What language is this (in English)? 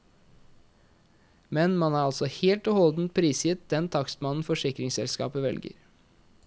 Norwegian